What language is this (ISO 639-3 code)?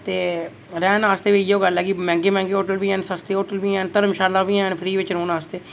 doi